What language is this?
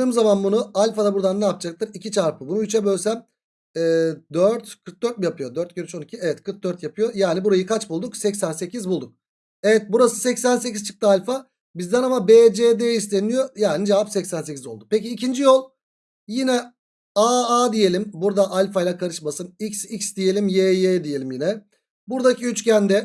Turkish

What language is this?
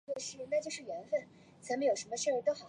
Chinese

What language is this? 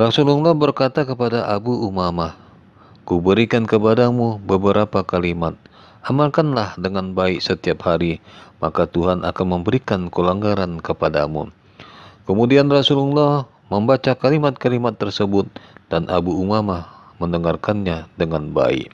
Indonesian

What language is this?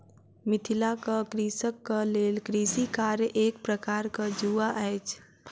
Maithili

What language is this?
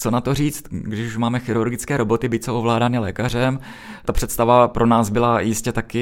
Czech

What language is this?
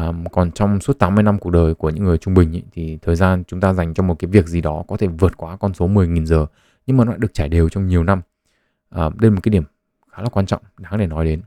Vietnamese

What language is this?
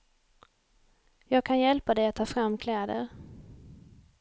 Swedish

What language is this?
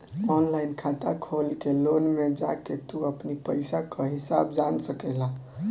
Bhojpuri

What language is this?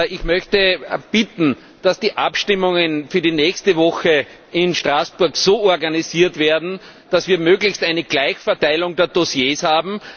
German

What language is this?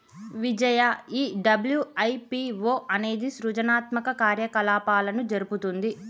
Telugu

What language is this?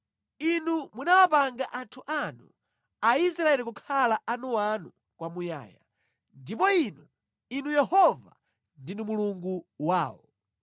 Nyanja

